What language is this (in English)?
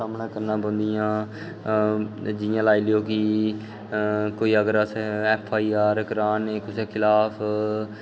Dogri